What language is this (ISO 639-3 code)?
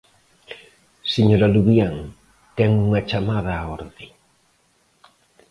glg